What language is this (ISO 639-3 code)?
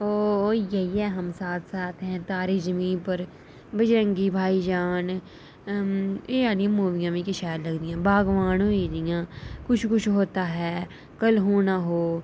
doi